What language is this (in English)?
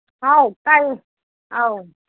Manipuri